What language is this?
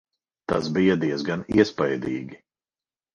Latvian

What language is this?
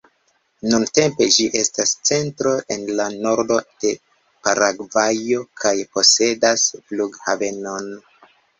Esperanto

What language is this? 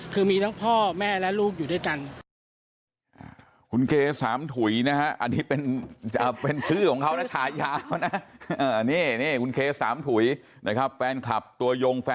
Thai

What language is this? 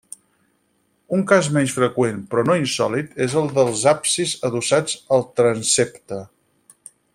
Catalan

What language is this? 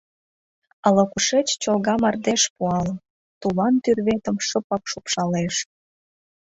Mari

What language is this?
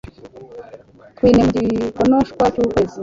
Kinyarwanda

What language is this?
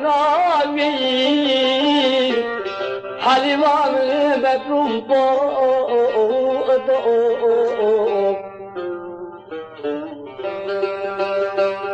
Arabic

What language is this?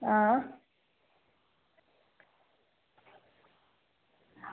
Dogri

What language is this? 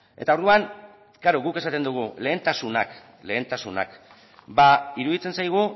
Basque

